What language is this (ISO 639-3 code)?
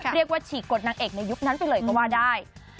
tha